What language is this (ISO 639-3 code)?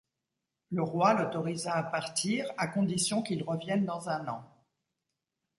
fra